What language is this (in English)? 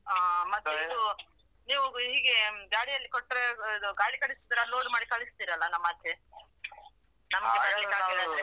Kannada